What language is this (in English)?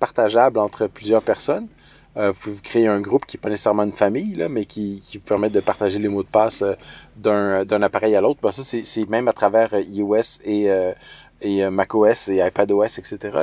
French